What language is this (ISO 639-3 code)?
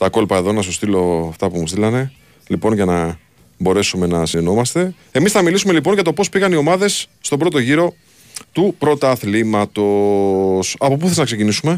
ell